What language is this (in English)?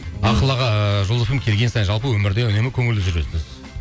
Kazakh